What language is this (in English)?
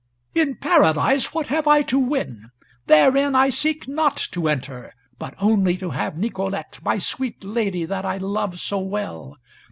English